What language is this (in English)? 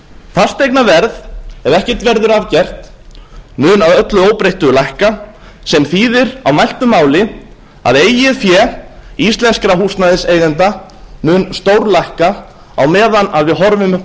Icelandic